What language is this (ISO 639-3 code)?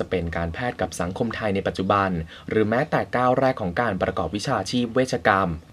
tha